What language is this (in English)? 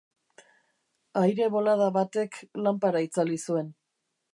Basque